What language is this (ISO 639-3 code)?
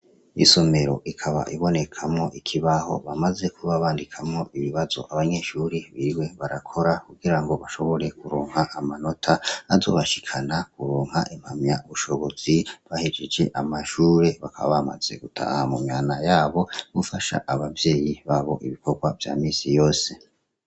run